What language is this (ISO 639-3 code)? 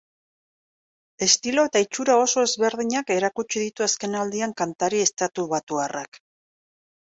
eus